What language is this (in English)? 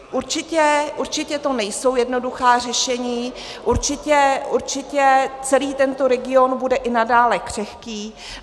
Czech